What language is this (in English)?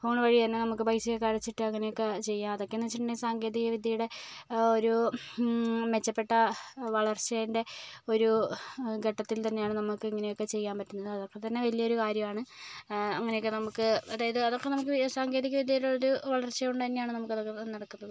Malayalam